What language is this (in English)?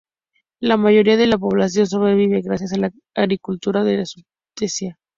Spanish